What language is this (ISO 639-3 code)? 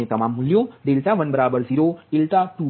guj